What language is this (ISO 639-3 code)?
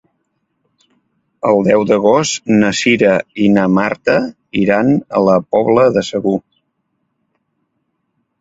cat